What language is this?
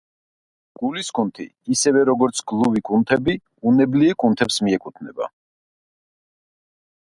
Georgian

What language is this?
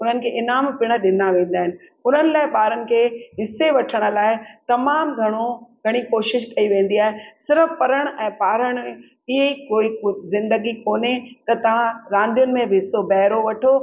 Sindhi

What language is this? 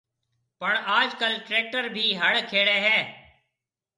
Marwari (Pakistan)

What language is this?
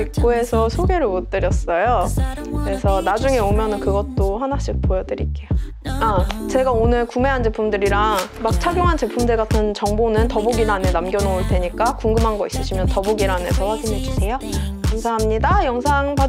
Korean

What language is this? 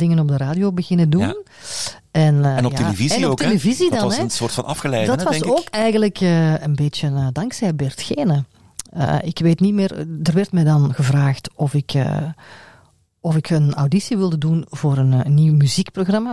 Dutch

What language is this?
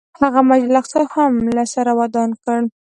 Pashto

